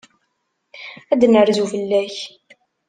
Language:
Kabyle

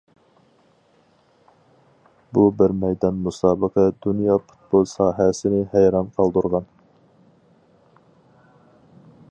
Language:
Uyghur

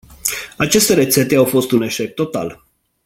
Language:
Romanian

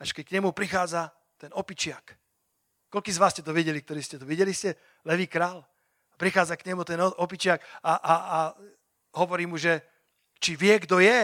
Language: Slovak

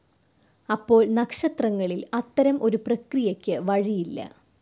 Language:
Malayalam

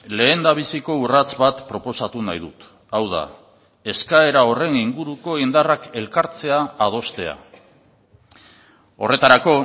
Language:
Basque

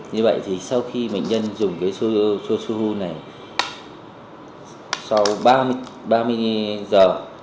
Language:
Vietnamese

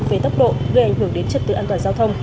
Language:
Vietnamese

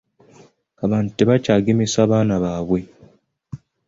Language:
Ganda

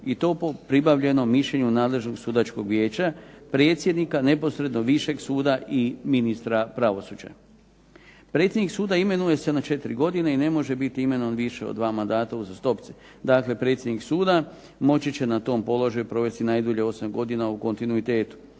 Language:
Croatian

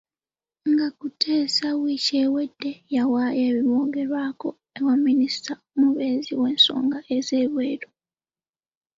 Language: Ganda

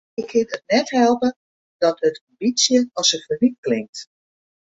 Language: Western Frisian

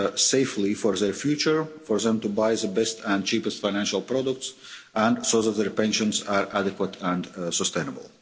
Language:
English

